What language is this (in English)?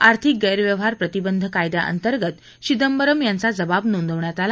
Marathi